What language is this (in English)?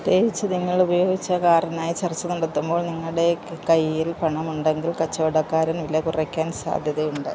Malayalam